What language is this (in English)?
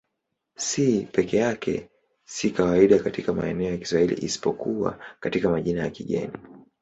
Swahili